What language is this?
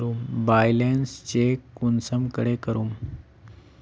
Magahi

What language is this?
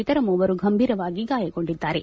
Kannada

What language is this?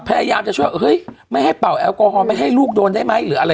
Thai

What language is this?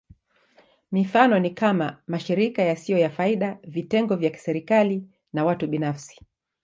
Swahili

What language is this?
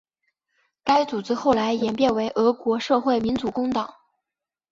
Chinese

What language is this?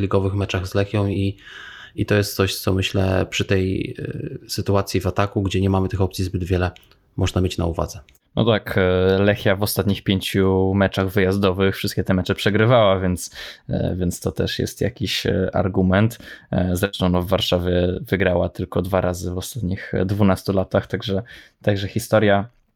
Polish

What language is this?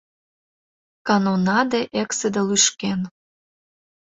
Mari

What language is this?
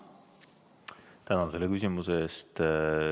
Estonian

